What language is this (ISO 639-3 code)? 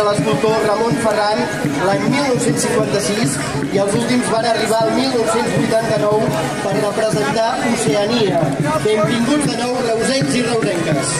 ara